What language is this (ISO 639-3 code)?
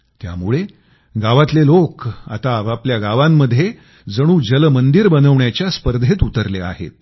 mar